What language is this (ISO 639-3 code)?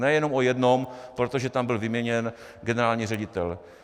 ces